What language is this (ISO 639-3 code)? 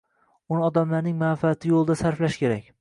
uzb